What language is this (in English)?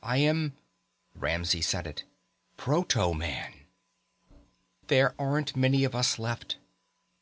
English